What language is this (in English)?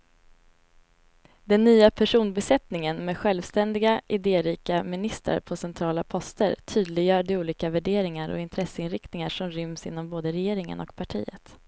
Swedish